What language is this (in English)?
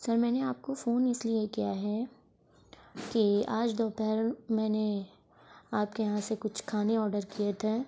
Urdu